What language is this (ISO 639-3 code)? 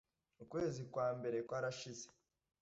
kin